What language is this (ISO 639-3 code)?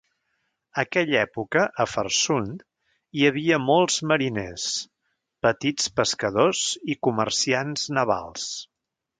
cat